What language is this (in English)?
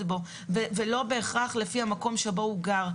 Hebrew